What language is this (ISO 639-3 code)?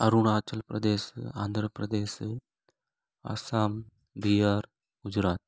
snd